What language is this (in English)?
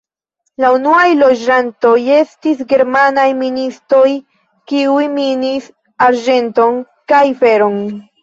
Esperanto